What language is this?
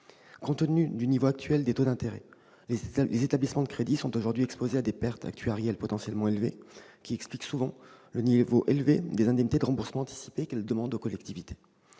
French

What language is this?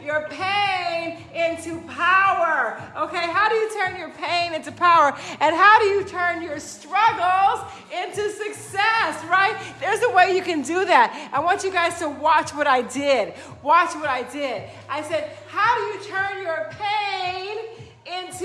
English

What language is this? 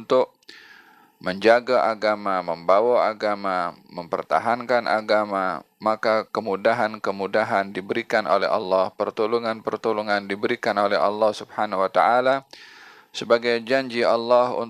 Malay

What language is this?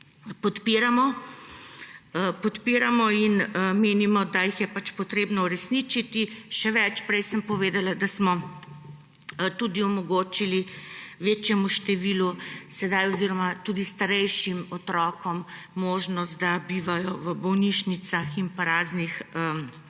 Slovenian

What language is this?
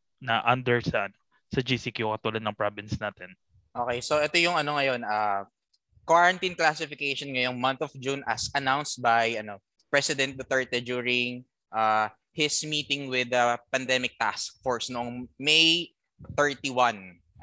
Filipino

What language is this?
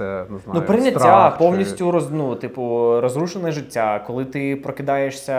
Ukrainian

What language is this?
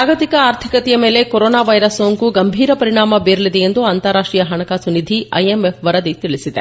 Kannada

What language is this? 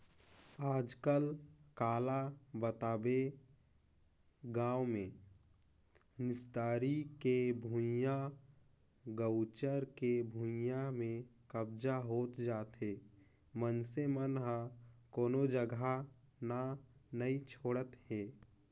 Chhattisgarhi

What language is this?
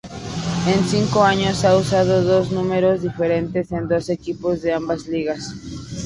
Spanish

